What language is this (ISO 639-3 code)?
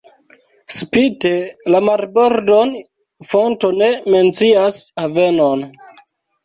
epo